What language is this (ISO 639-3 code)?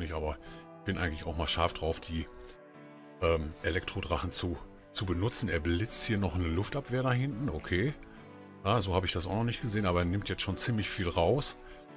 deu